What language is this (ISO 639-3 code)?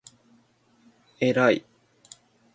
jpn